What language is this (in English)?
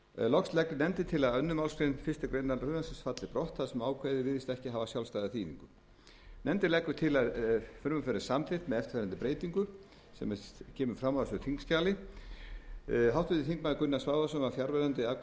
Icelandic